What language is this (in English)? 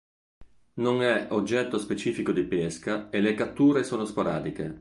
Italian